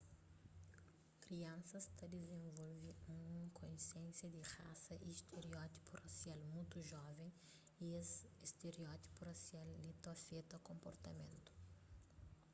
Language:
Kabuverdianu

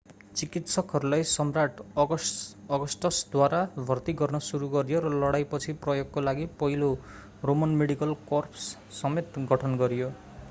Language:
Nepali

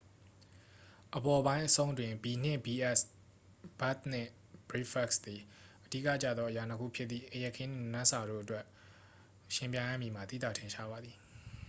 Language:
Burmese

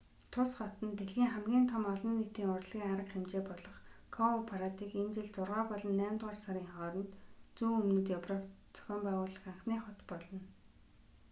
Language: Mongolian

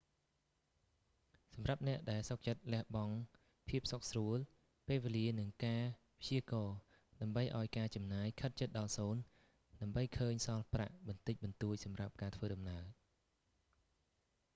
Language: Khmer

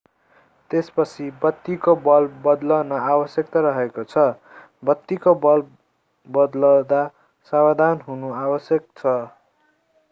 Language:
Nepali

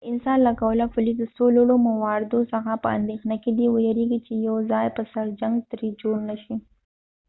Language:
Pashto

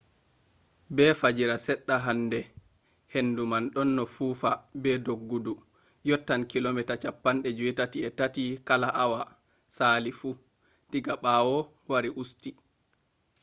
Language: Fula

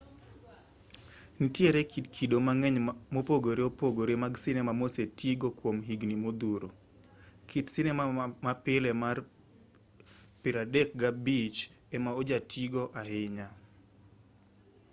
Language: Luo (Kenya and Tanzania)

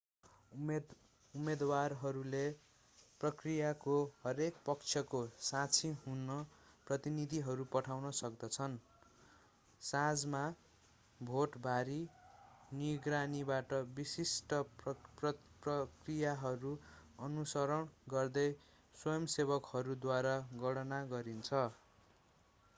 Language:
Nepali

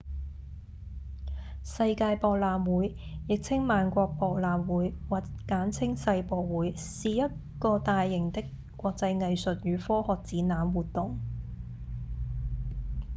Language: Cantonese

